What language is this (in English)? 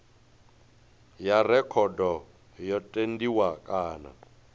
Venda